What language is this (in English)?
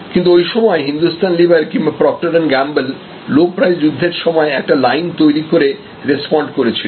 Bangla